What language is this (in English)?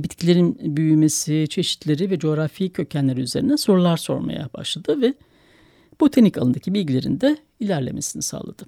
Turkish